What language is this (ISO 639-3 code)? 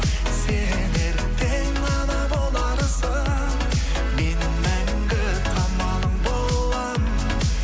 kaz